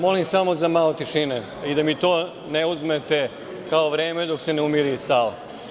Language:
Serbian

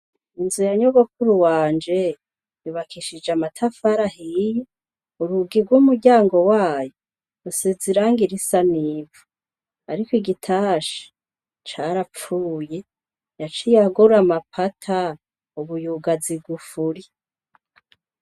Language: Rundi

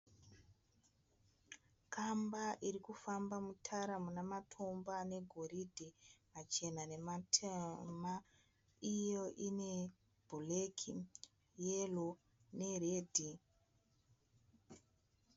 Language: Shona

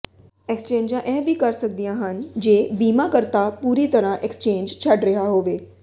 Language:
Punjabi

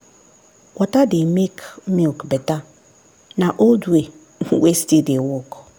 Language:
Nigerian Pidgin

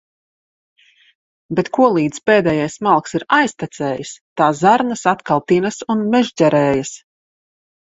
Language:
Latvian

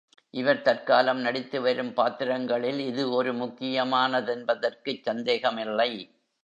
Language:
Tamil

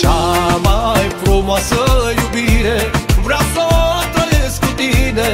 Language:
Romanian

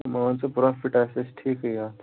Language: Kashmiri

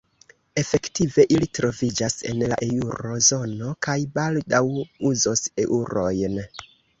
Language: Esperanto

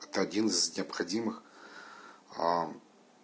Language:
Russian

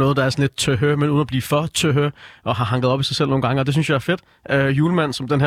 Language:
Danish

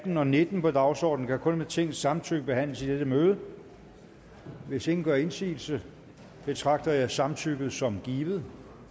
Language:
Danish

